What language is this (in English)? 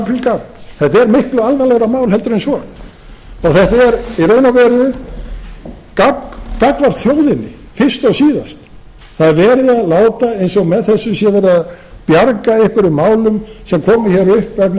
Icelandic